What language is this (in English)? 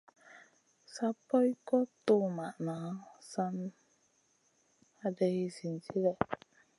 Masana